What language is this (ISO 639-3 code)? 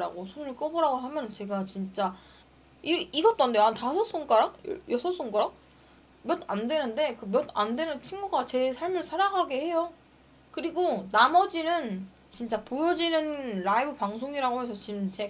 kor